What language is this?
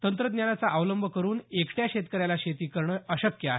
Marathi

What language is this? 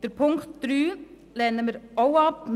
Swiss German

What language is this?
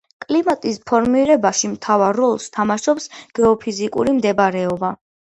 Georgian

